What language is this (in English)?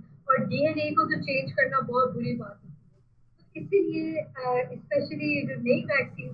Hindi